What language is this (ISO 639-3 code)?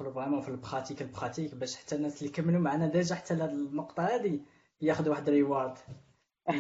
ara